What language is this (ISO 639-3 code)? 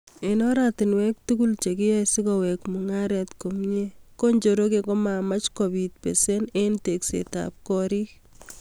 kln